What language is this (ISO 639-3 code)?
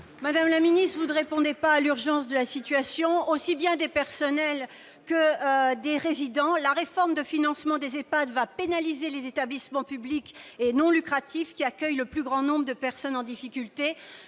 fra